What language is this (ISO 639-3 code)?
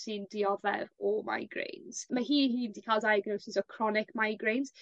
cym